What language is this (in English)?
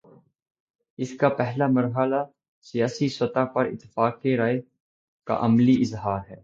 Urdu